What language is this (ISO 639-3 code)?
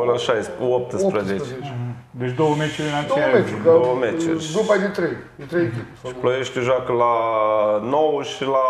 ron